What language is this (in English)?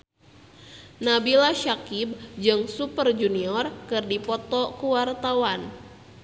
Sundanese